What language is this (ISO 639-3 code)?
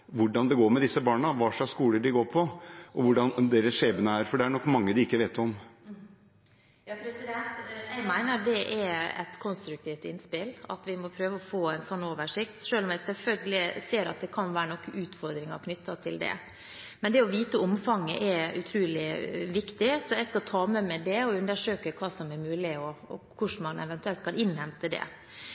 nob